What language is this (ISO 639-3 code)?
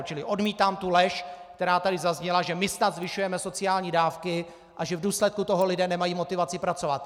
ces